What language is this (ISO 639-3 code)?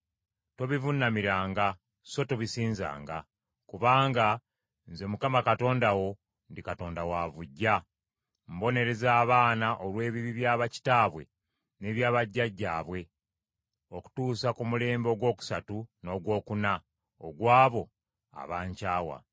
lug